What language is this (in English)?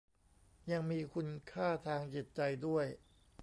Thai